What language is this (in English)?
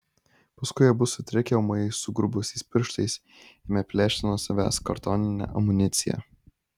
Lithuanian